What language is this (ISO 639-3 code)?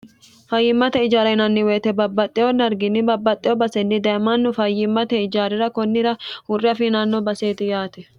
sid